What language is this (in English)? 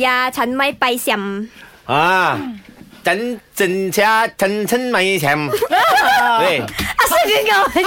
Malay